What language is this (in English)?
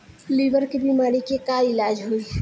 Bhojpuri